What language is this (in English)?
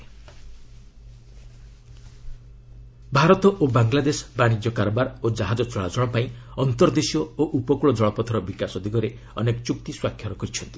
Odia